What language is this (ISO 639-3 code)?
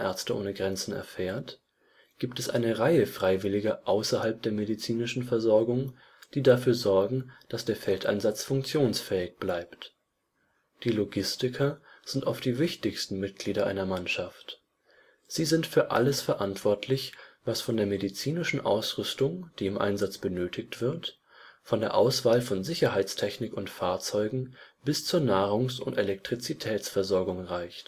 deu